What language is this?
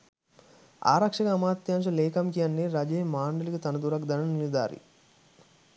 Sinhala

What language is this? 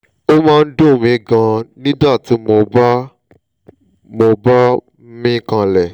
Yoruba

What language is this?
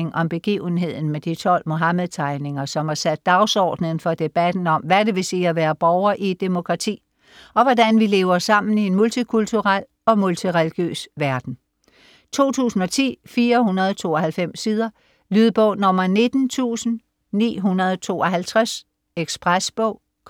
Danish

